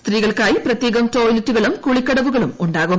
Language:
Malayalam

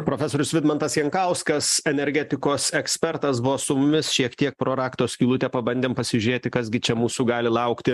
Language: Lithuanian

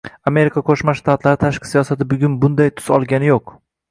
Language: Uzbek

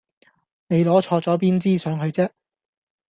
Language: Cantonese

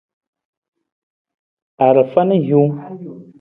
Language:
Nawdm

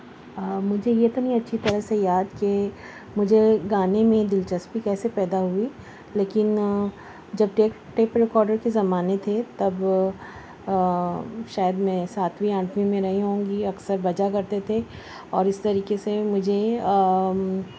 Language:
Urdu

